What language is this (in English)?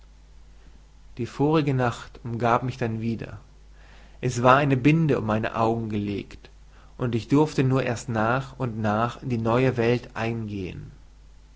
German